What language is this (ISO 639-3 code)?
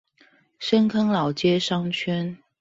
zho